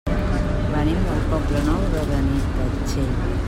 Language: Catalan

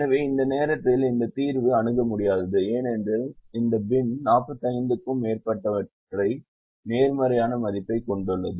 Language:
Tamil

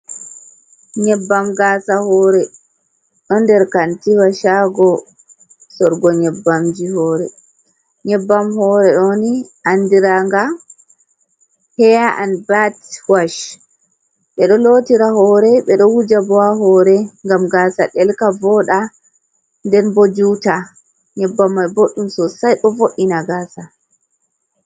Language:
Fula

